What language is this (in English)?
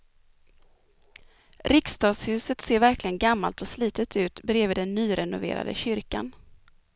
Swedish